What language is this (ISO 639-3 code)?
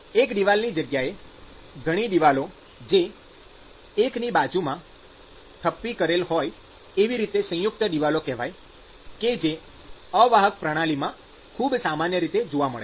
guj